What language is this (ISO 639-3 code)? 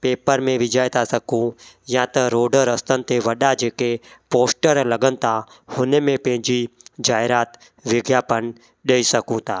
snd